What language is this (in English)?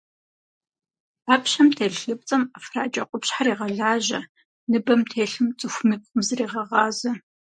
Kabardian